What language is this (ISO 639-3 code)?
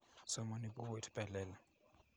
kln